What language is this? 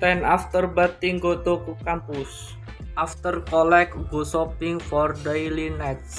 Indonesian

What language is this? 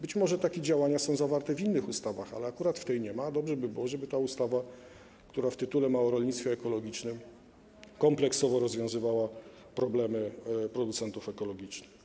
Polish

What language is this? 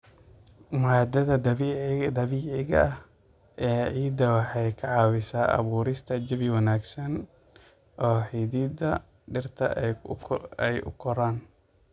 Somali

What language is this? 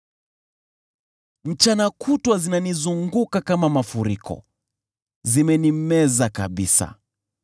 Swahili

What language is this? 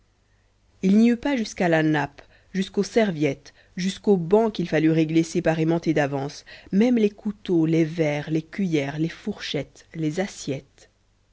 French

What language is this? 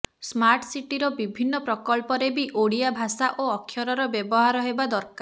Odia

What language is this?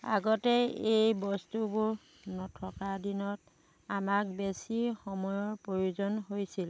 Assamese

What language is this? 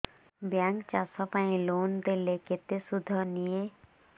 Odia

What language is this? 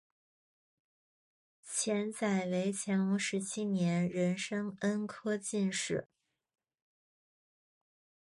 Chinese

